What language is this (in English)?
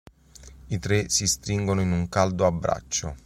Italian